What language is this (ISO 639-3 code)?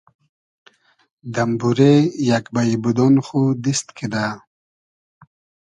haz